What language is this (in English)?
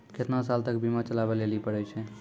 Maithili